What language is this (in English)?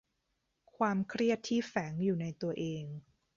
Thai